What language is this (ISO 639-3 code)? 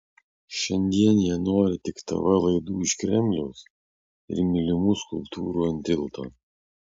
lit